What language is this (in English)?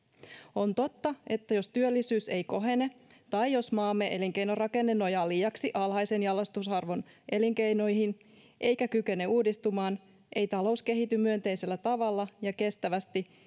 Finnish